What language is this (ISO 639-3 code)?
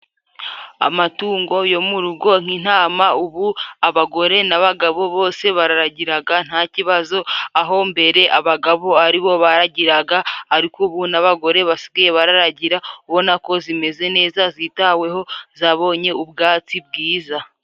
kin